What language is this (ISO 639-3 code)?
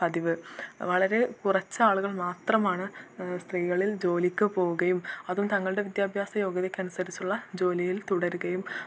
mal